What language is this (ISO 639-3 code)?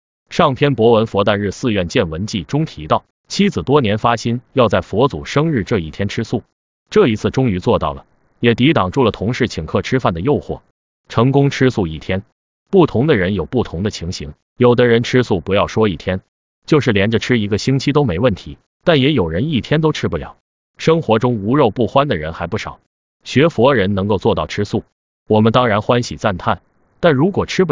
zho